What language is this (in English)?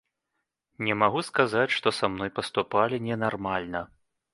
Belarusian